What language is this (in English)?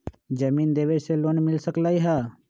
Magahi